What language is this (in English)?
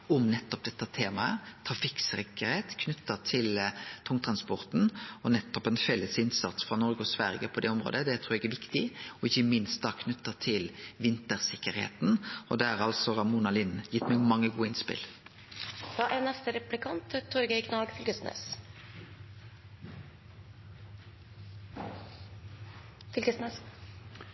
Norwegian Nynorsk